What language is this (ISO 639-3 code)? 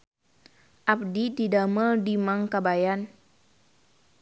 sun